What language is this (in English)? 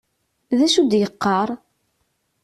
Kabyle